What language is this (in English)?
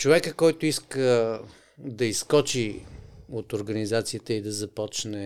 Bulgarian